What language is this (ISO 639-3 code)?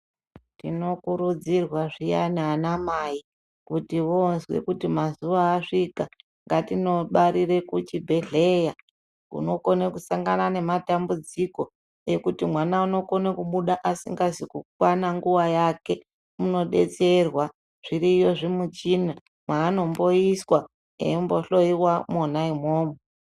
ndc